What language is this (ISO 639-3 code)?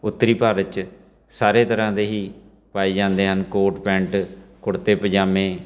pan